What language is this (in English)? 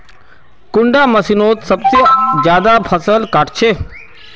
Magahi